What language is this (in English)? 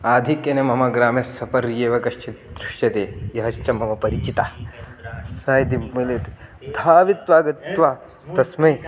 Sanskrit